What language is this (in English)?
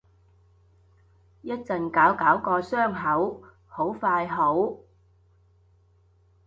Cantonese